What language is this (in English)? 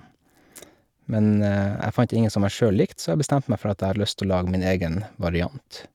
Norwegian